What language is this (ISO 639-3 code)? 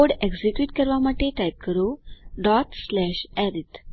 guj